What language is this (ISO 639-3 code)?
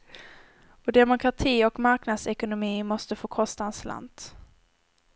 swe